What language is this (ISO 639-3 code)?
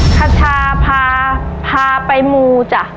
tha